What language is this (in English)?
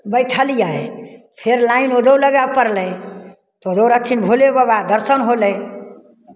Maithili